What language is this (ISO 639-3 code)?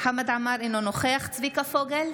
heb